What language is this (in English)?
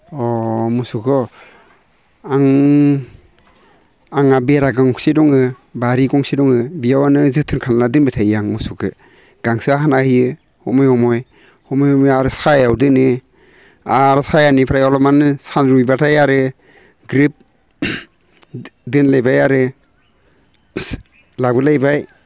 Bodo